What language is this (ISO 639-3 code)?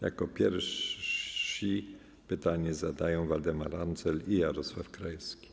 pol